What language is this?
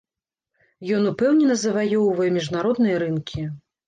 Belarusian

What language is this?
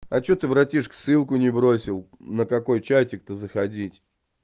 Russian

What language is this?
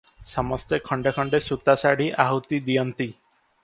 Odia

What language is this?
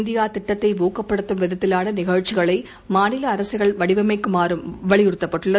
Tamil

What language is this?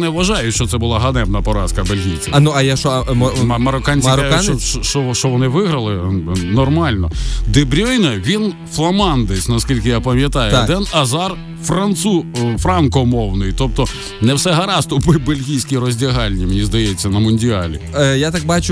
Ukrainian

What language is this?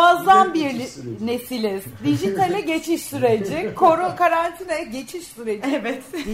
Turkish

